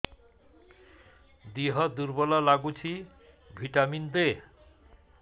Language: Odia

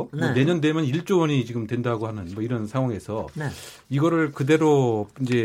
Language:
Korean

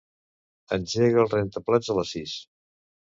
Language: Catalan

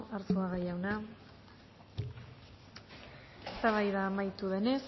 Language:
Basque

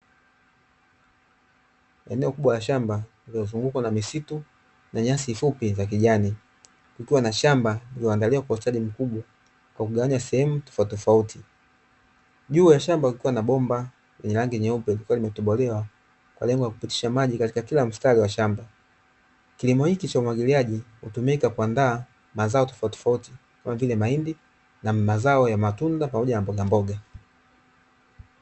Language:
Swahili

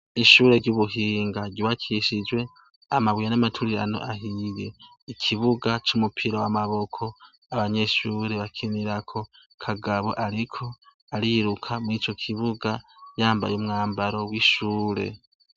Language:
Rundi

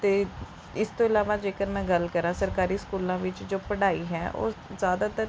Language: Punjabi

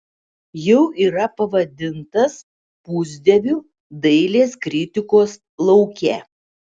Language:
Lithuanian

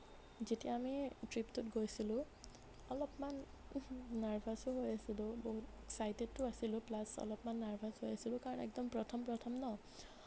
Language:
Assamese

